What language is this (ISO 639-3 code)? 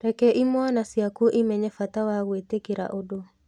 kik